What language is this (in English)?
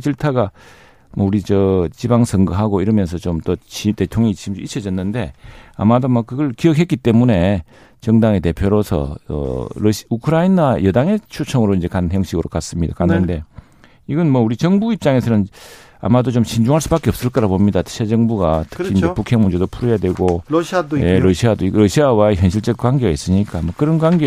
Korean